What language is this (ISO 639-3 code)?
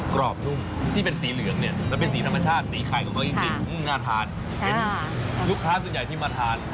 tha